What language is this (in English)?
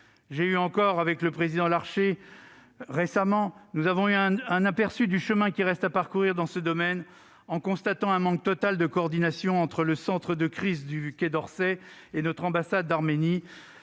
French